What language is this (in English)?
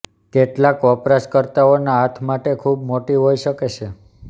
Gujarati